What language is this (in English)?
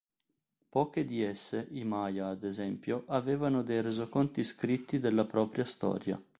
Italian